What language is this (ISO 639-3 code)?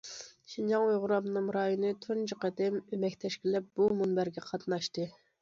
uig